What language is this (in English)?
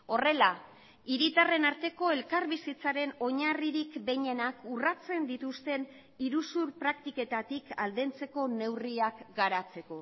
Basque